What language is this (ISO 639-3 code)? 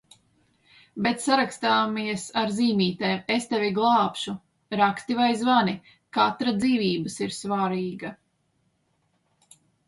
lav